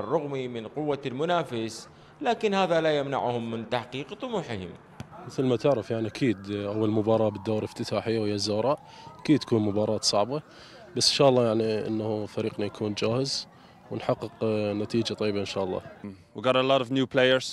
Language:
Arabic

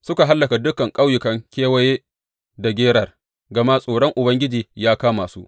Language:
Hausa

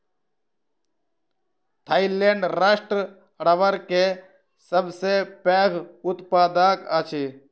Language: Maithili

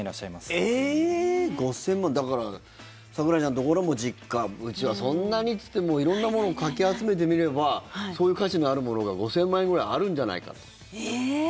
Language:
Japanese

